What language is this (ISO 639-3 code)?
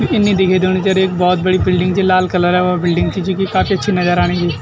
gbm